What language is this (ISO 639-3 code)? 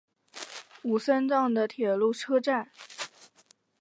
zho